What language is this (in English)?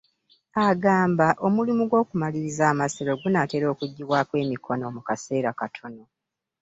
Ganda